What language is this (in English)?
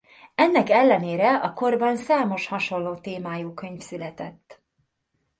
Hungarian